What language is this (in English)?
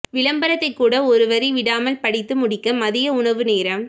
Tamil